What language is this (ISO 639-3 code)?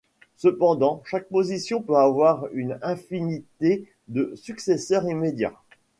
fra